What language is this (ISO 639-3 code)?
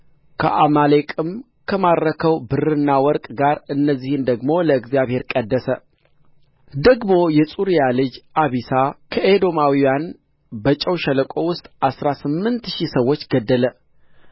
amh